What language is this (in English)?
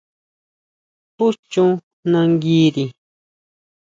Huautla Mazatec